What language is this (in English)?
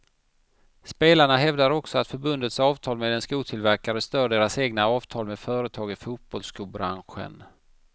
Swedish